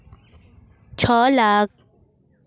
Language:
Santali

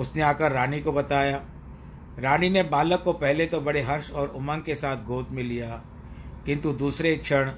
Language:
Hindi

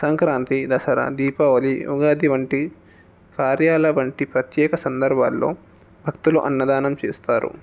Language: Telugu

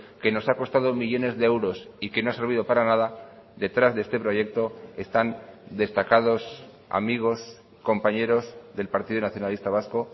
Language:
Spanish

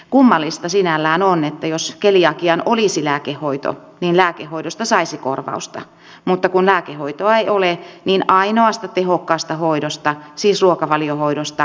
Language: Finnish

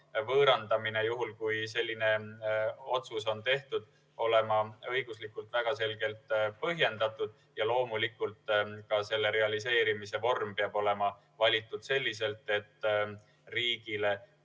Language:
Estonian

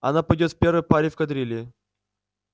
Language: Russian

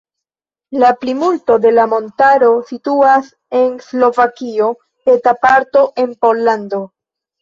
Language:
Esperanto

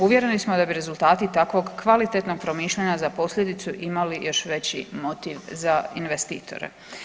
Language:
Croatian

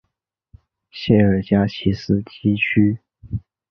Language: Chinese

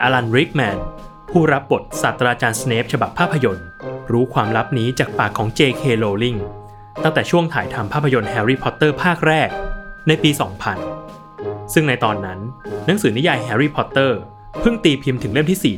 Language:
Thai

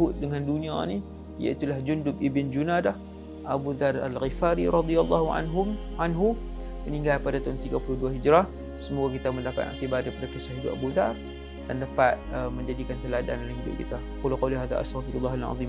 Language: Malay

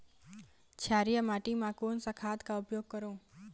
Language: Chhattisgarhi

